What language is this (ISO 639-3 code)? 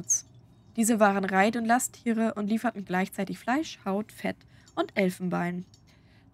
deu